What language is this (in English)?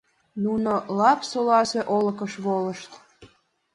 Mari